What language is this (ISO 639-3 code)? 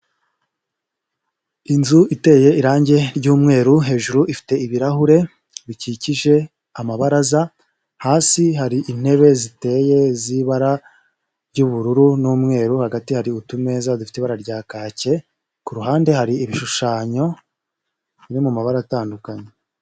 kin